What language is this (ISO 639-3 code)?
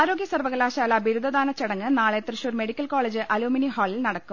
mal